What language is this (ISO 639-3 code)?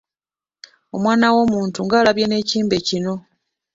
lug